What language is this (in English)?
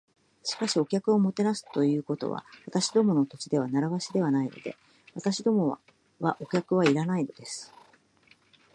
Japanese